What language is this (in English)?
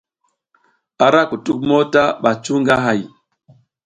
South Giziga